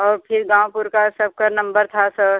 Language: Hindi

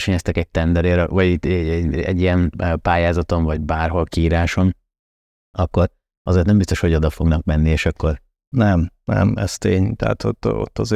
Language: Hungarian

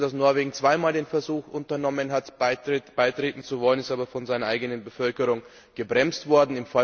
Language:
German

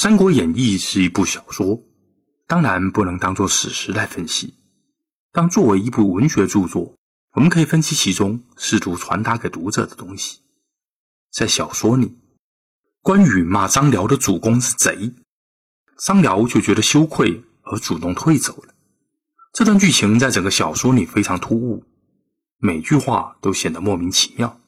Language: Chinese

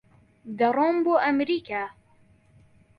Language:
Central Kurdish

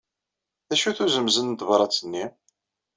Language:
Kabyle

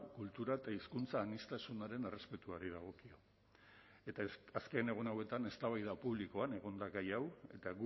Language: Basque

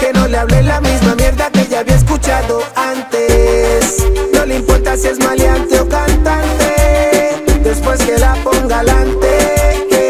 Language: Spanish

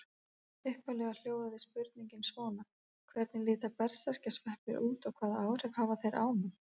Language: Icelandic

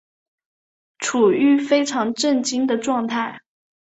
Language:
Chinese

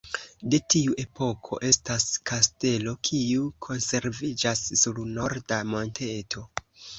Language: Esperanto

